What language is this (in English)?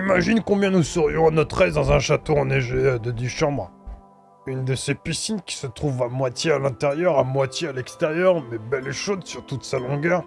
French